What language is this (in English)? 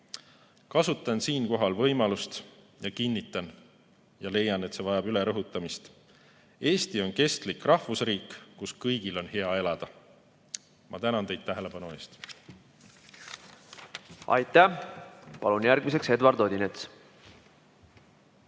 Estonian